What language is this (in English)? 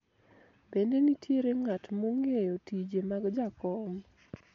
Luo (Kenya and Tanzania)